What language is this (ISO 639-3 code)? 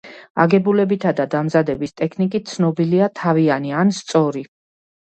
kat